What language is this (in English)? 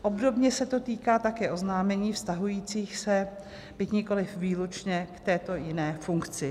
Czech